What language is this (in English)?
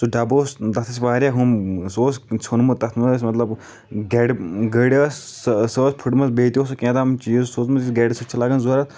Kashmiri